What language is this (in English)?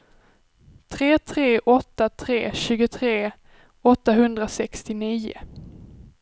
Swedish